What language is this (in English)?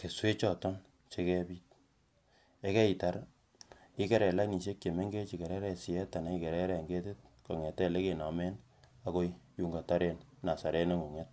Kalenjin